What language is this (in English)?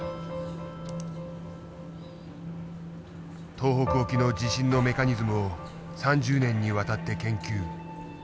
Japanese